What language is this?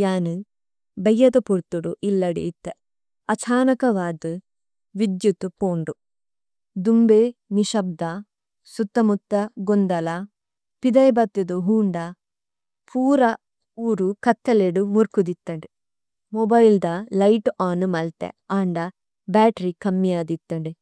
Tulu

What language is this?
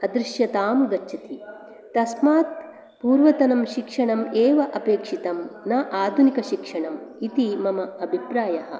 Sanskrit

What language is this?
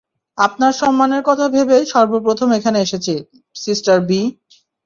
Bangla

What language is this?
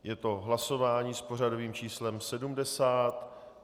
Czech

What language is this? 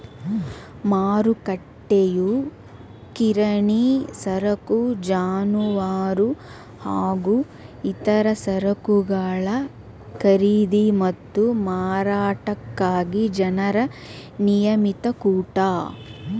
Kannada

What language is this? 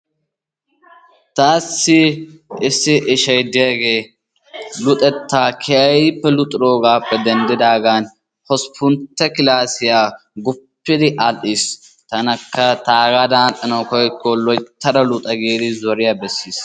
Wolaytta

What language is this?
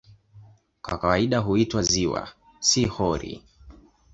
Swahili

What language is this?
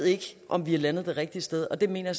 Danish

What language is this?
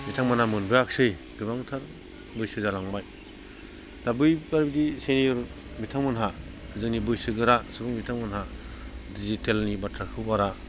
Bodo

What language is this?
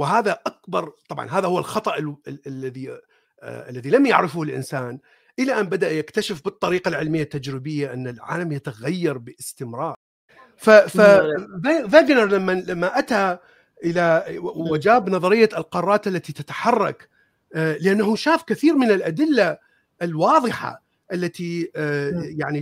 Arabic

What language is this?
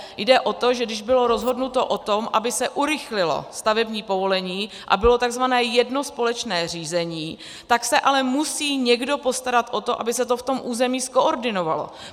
Czech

